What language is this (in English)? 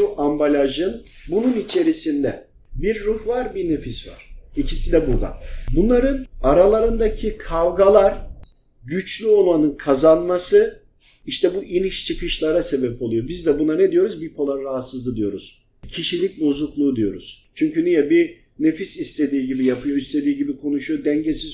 Turkish